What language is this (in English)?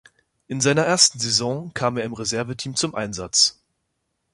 German